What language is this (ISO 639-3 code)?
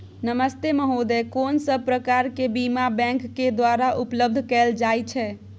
mai